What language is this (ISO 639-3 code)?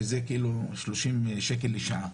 heb